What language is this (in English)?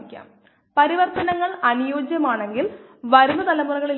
Malayalam